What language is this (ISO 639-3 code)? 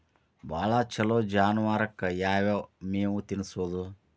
kan